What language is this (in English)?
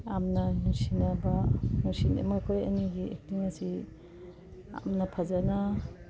Manipuri